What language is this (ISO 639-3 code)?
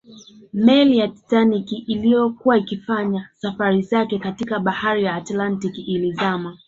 swa